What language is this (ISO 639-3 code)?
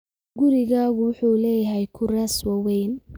som